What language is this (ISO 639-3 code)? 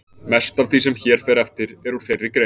isl